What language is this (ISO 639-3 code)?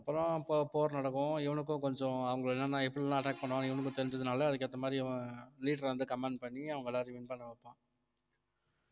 tam